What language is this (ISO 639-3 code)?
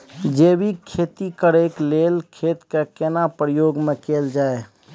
mai